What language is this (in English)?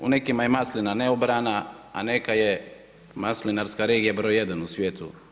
Croatian